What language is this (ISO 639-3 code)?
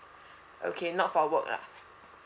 eng